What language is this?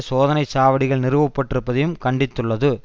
Tamil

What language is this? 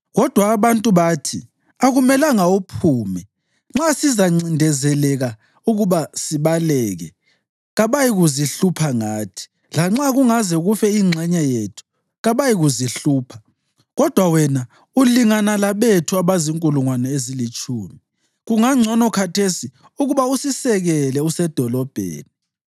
North Ndebele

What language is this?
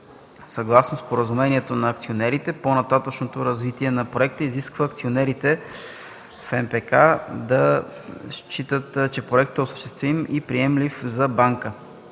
Bulgarian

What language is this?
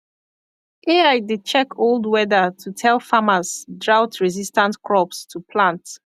Nigerian Pidgin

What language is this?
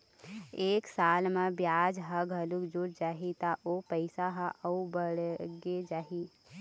Chhattisgarhi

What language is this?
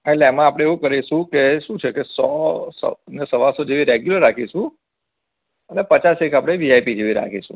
Gujarati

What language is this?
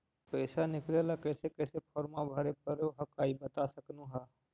Magahi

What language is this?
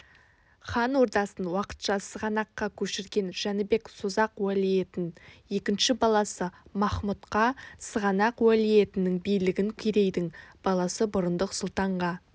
Kazakh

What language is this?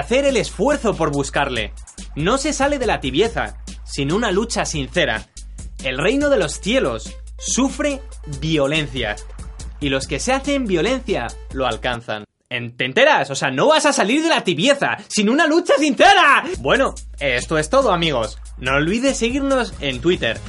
Spanish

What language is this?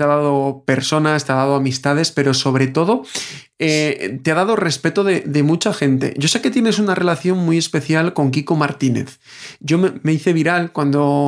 Spanish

